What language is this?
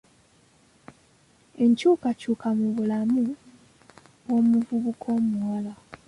Ganda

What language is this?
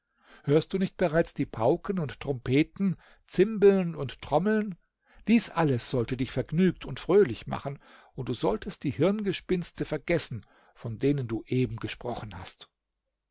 German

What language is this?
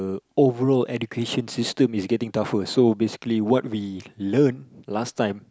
English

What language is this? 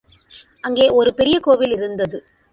Tamil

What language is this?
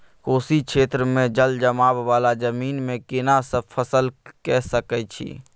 Maithili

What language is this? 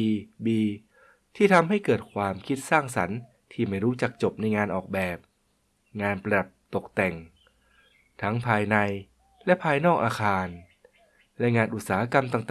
Thai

